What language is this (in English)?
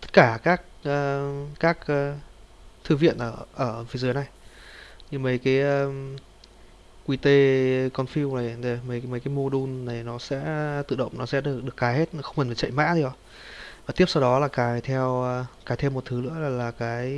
Vietnamese